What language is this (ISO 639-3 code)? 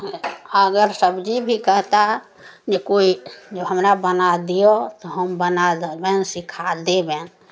mai